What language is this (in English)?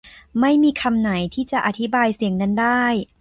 Thai